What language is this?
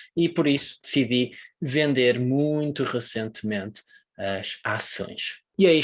Portuguese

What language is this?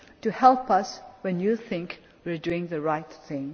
English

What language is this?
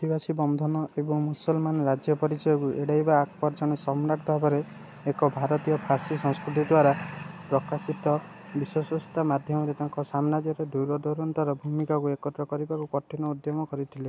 Odia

